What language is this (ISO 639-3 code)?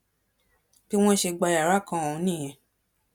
yor